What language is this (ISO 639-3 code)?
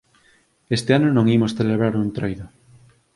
glg